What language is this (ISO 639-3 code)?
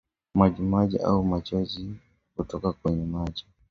swa